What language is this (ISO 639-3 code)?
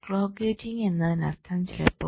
mal